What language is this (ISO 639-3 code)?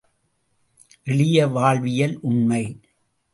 tam